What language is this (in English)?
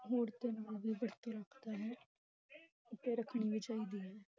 Punjabi